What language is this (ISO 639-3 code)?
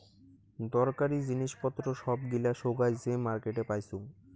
ben